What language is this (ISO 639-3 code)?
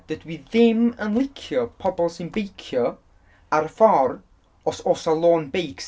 cym